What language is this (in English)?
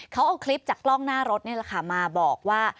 Thai